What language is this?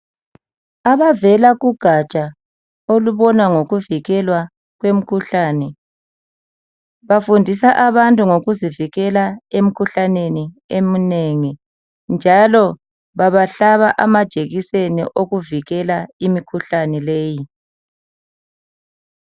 North Ndebele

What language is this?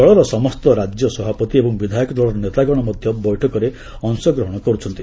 Odia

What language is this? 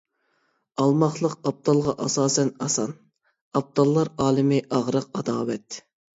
Uyghur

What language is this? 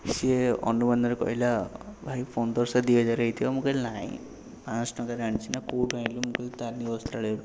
Odia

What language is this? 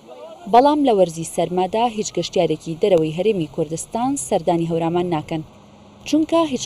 Arabic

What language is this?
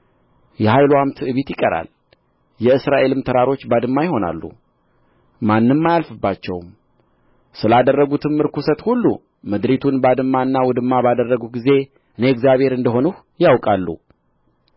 Amharic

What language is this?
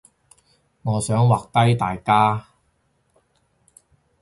Cantonese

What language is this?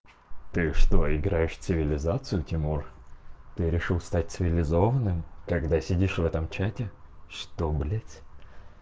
Russian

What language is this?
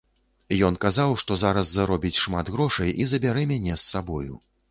Belarusian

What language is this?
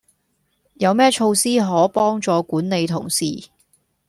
Cantonese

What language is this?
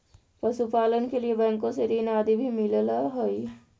Magahi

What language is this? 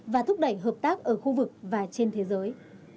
Vietnamese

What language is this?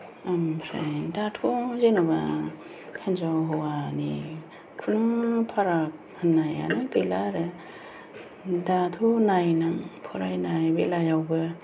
Bodo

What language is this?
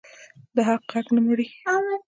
Pashto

